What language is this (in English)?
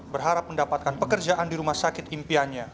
Indonesian